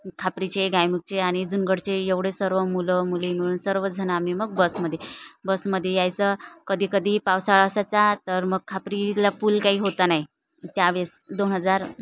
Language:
Marathi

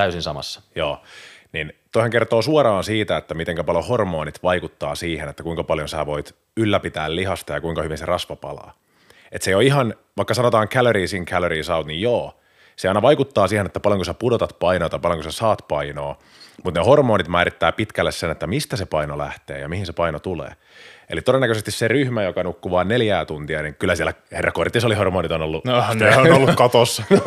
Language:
Finnish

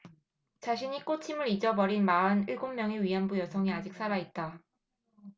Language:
Korean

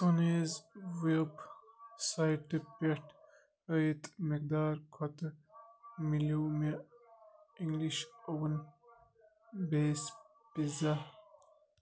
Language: Kashmiri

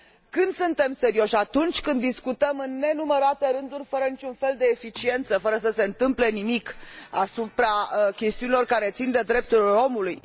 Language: Romanian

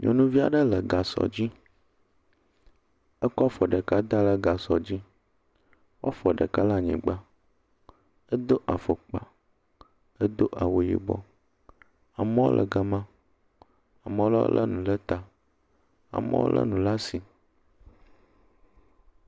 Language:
Ewe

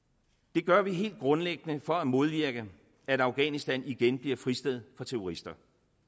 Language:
Danish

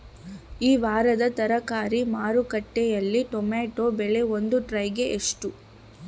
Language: Kannada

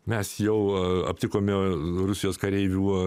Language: Lithuanian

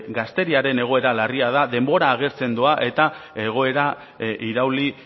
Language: Basque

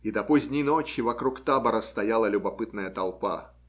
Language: Russian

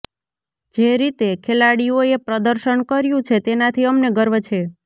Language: Gujarati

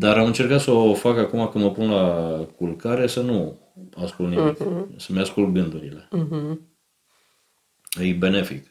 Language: Romanian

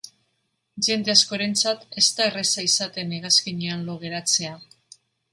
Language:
Basque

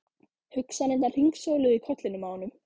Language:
Icelandic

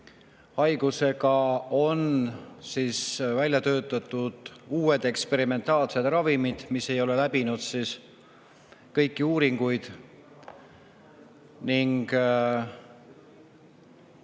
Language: Estonian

